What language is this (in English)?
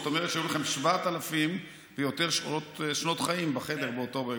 Hebrew